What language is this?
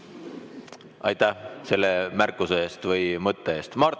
Estonian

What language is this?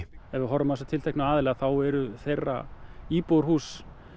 Icelandic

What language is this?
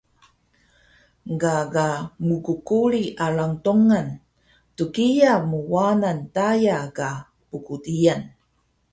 Taroko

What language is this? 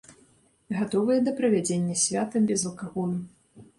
Belarusian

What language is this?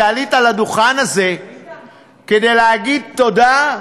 Hebrew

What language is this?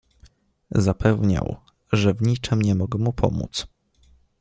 Polish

